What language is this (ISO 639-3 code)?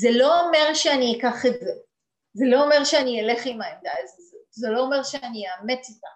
heb